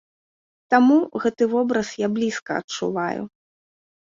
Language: Belarusian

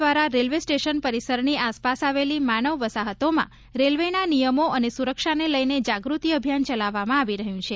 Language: Gujarati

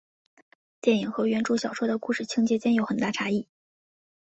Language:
Chinese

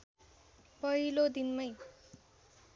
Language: Nepali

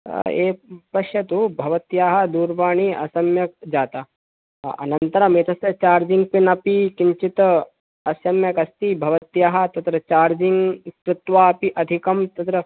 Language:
Sanskrit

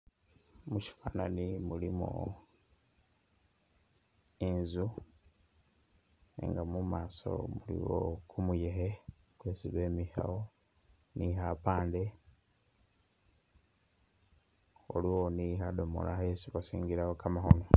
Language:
Masaaba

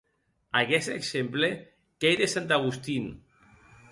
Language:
Occitan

